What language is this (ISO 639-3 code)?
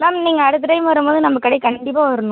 tam